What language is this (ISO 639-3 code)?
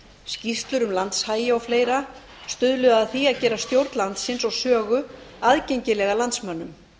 isl